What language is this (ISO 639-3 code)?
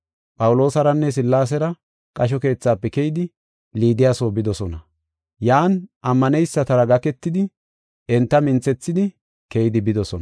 gof